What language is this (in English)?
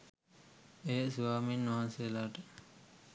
Sinhala